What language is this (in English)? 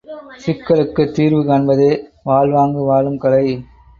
Tamil